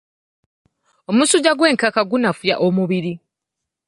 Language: Ganda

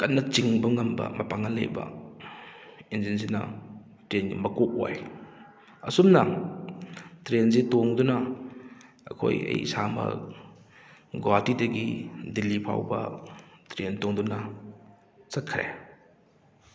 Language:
Manipuri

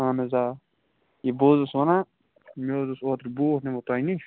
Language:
Kashmiri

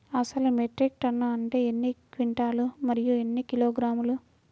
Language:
Telugu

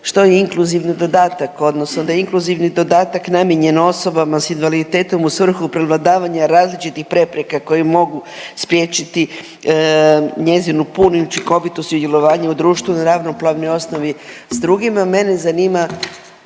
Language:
Croatian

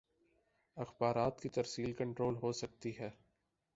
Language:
Urdu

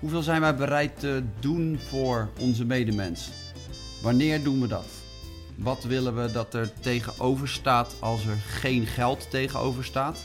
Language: Dutch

